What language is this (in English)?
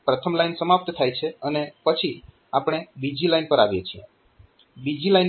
Gujarati